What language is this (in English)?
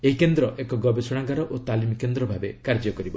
Odia